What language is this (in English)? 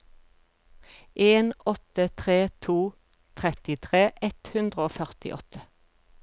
Norwegian